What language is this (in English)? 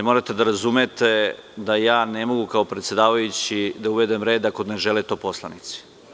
Serbian